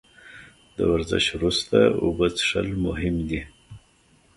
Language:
Pashto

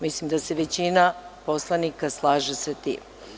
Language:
Serbian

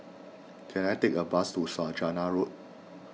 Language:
English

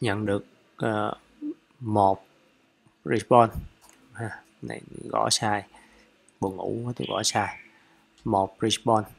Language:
Vietnamese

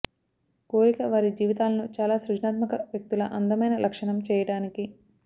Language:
Telugu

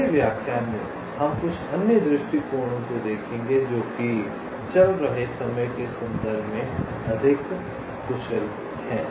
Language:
Hindi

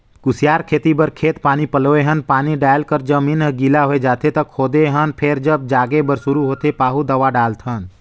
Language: Chhattisgarhi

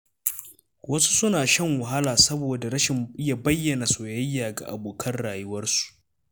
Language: Hausa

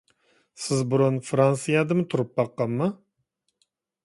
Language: Uyghur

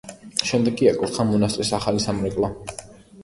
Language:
Georgian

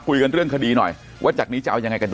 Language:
Thai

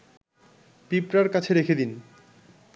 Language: Bangla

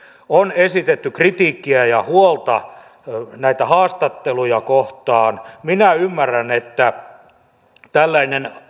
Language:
Finnish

